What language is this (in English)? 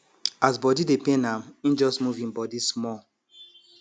Nigerian Pidgin